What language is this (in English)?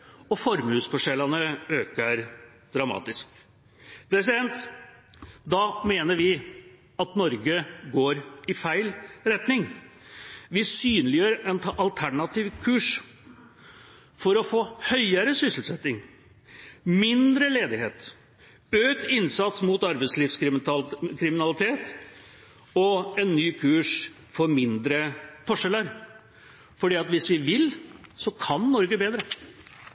Norwegian Bokmål